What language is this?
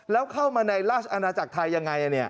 Thai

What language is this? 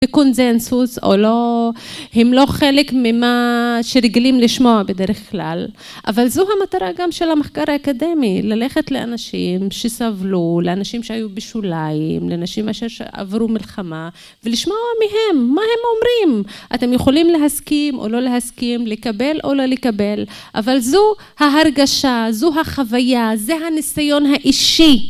Hebrew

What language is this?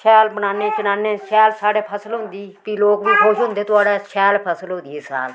Dogri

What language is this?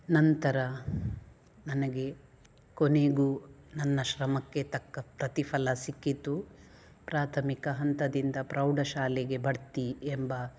Kannada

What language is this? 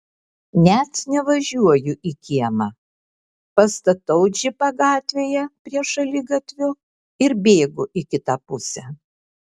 Lithuanian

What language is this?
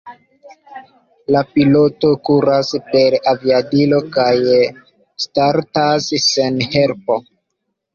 Esperanto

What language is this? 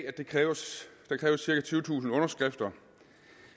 Danish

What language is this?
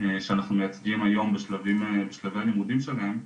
Hebrew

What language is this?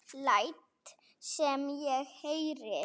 Icelandic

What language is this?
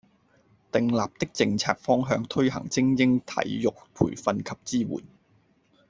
Cantonese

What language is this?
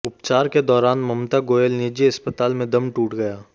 Hindi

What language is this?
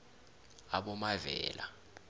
South Ndebele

